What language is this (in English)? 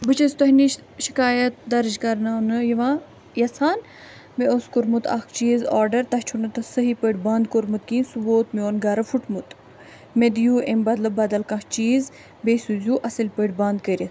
Kashmiri